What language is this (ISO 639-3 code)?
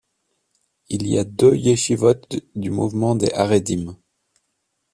fra